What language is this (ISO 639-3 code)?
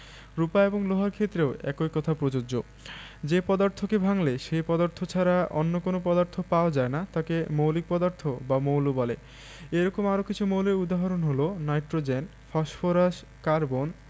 ben